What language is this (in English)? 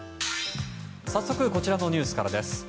Japanese